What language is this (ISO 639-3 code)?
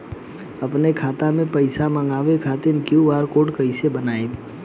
bho